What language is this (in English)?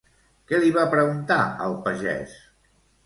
Catalan